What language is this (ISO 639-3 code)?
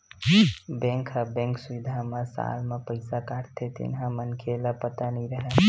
hne